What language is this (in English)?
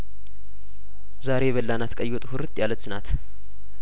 Amharic